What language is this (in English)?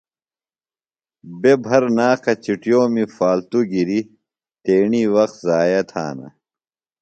Phalura